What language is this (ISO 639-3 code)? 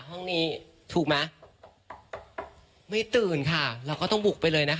tha